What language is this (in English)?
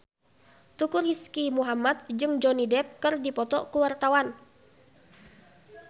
Sundanese